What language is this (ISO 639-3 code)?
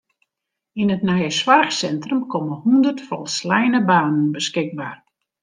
fry